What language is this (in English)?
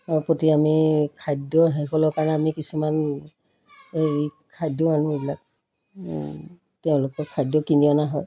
Assamese